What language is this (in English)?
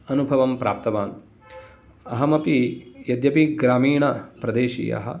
Sanskrit